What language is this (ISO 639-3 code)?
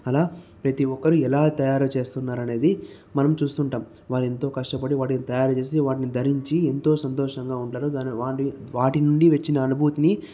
tel